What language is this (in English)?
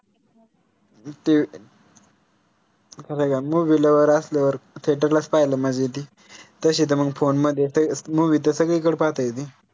Marathi